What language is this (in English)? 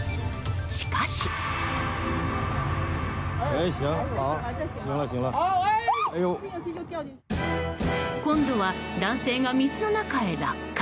Japanese